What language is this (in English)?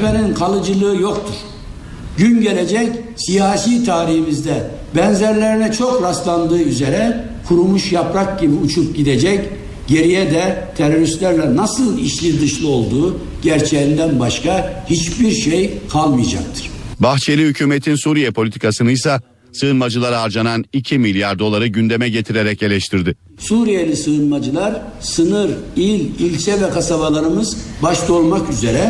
Turkish